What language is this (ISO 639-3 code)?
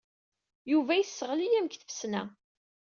kab